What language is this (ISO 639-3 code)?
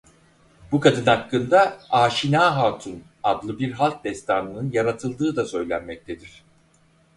tur